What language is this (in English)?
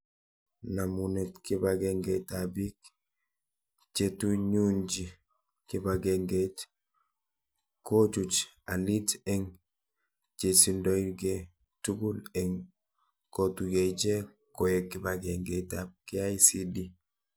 Kalenjin